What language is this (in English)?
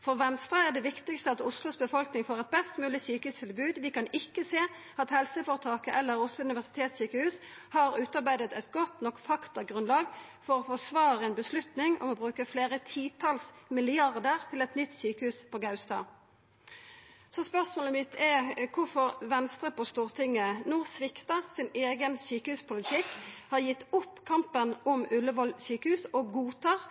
Norwegian Nynorsk